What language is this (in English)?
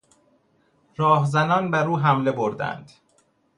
Persian